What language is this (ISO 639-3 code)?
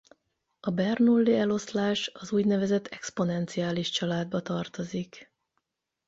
hun